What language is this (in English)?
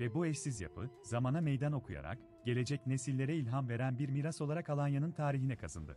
Turkish